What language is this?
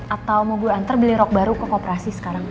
Indonesian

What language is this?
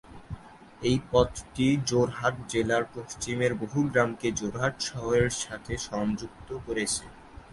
Bangla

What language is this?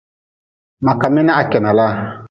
Nawdm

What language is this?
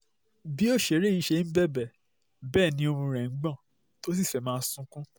Yoruba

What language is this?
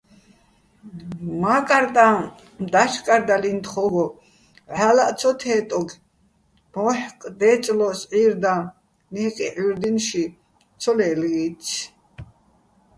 Bats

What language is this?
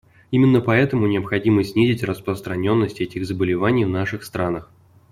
Russian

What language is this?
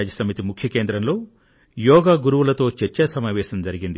Telugu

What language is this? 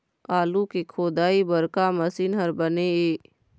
Chhattisgarhi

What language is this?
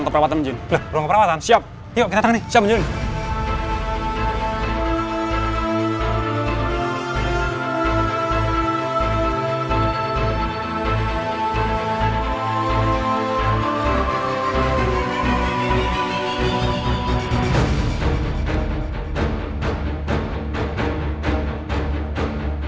Indonesian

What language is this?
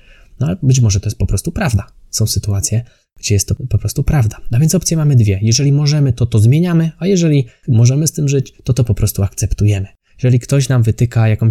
Polish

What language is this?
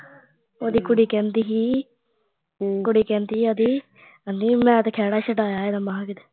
Punjabi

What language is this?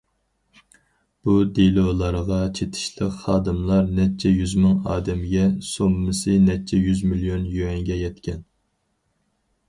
Uyghur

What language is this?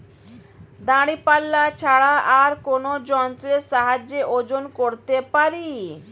Bangla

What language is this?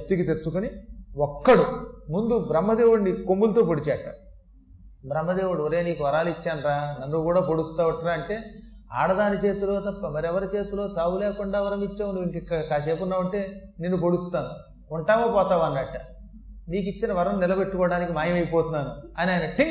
Telugu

